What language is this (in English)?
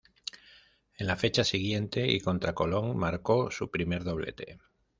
Spanish